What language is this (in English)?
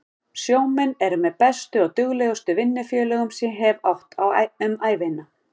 Icelandic